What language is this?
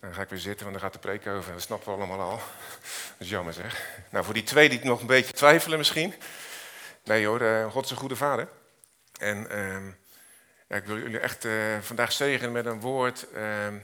Dutch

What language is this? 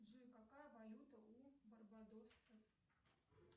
Russian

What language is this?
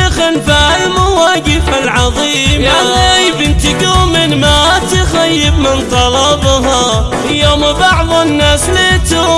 Arabic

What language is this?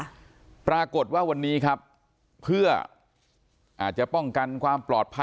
Thai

